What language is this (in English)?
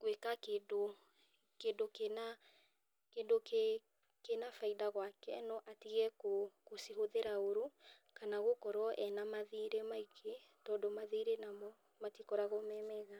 Kikuyu